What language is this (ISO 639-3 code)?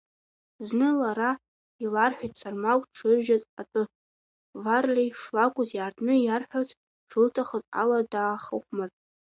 abk